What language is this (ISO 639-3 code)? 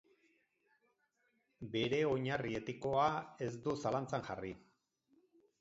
eus